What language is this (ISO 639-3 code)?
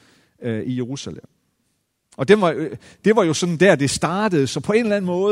dan